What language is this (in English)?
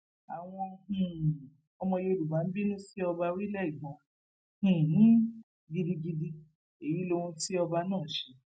Yoruba